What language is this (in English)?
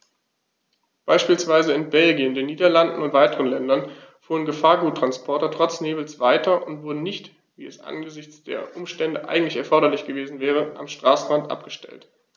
German